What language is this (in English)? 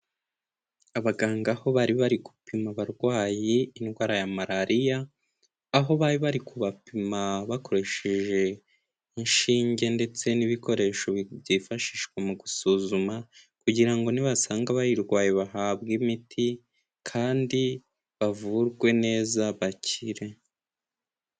Kinyarwanda